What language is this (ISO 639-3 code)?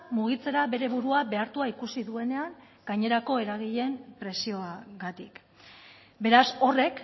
eus